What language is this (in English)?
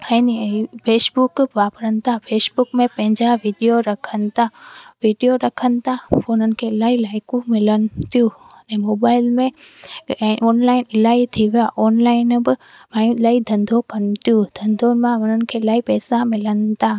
Sindhi